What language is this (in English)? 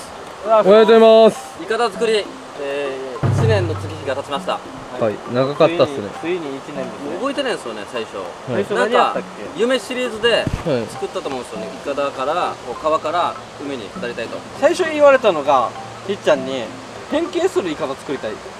Japanese